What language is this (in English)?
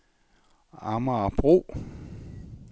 Danish